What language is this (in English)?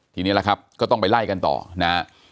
Thai